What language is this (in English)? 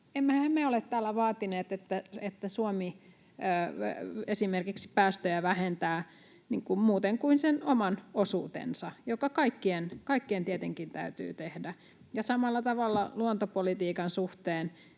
Finnish